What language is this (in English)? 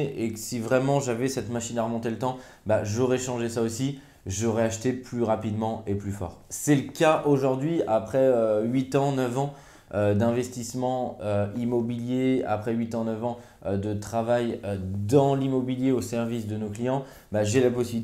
French